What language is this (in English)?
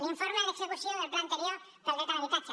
Catalan